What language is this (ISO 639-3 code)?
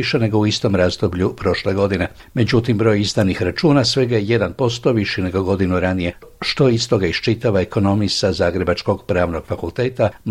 hrv